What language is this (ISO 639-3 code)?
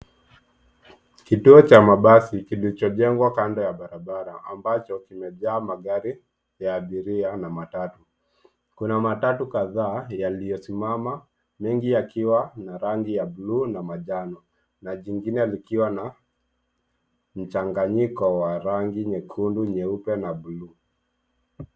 swa